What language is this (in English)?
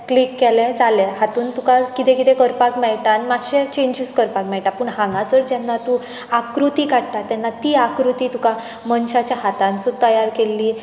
Konkani